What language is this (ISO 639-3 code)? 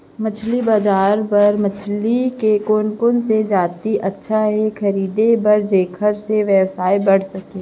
hne